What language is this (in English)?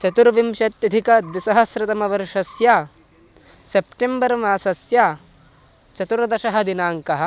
Sanskrit